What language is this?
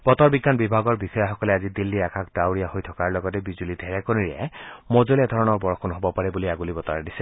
Assamese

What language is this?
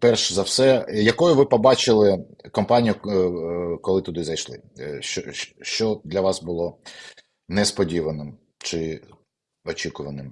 Ukrainian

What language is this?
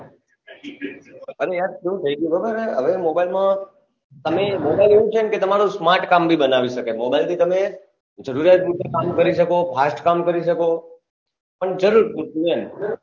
Gujarati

